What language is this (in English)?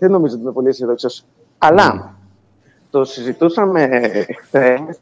Greek